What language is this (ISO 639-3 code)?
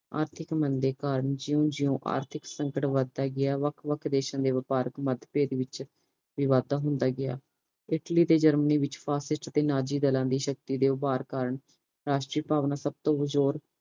pan